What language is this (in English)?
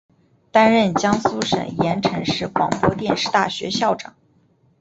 Chinese